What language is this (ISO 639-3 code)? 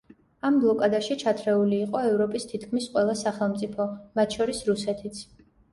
kat